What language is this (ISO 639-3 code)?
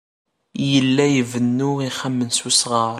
kab